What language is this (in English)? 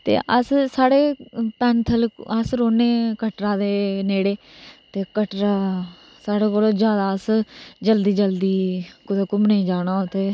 Dogri